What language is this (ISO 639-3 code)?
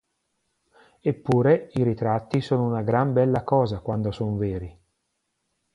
ita